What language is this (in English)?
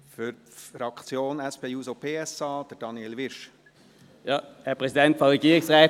Swiss German